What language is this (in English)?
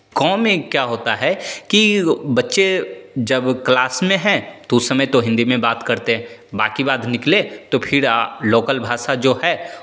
Hindi